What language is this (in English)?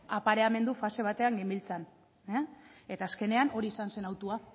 Basque